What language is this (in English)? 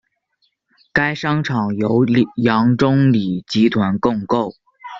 Chinese